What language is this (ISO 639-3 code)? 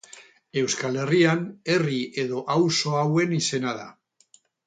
eus